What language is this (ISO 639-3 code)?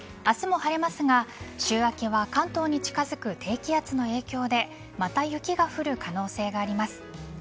jpn